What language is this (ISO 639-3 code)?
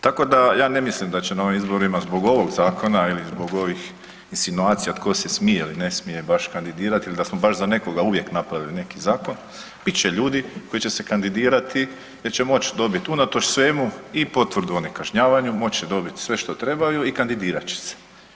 hrv